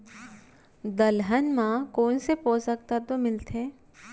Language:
Chhattisgarhi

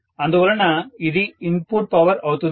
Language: Telugu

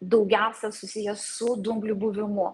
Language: Lithuanian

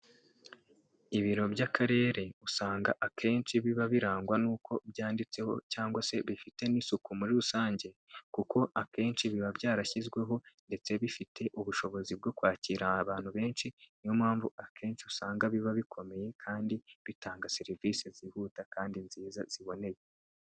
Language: Kinyarwanda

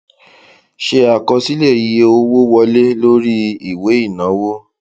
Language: Yoruba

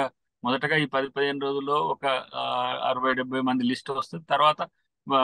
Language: Telugu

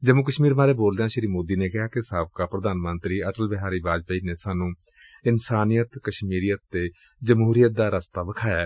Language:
Punjabi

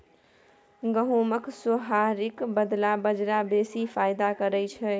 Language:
Maithili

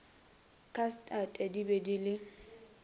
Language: Northern Sotho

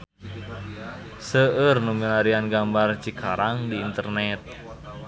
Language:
Sundanese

